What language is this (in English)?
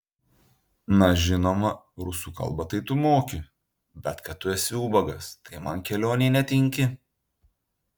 Lithuanian